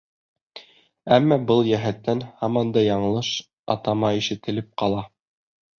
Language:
Bashkir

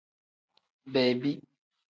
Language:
Tem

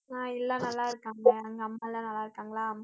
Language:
Tamil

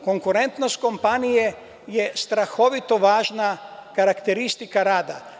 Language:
Serbian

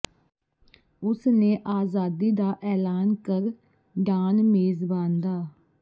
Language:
Punjabi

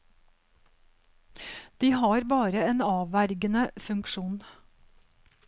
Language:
Norwegian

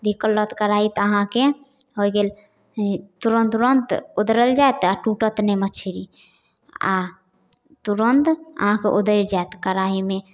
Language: Maithili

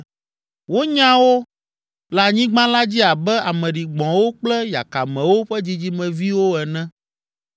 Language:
Ewe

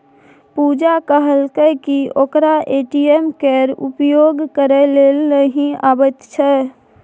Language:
Maithili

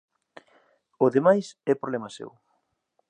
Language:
Galician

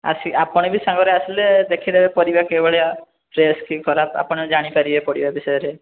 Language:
Odia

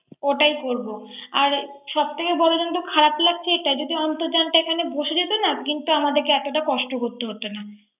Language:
Bangla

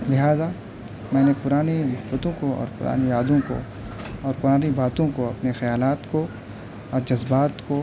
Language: Urdu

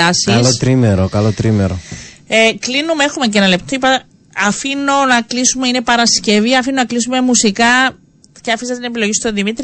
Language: Greek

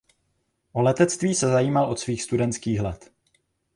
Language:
Czech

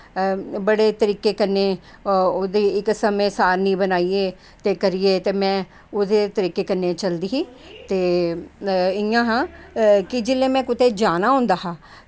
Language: Dogri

